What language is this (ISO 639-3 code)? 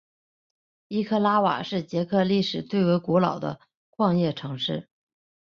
zho